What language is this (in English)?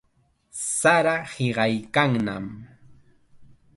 Chiquián Ancash Quechua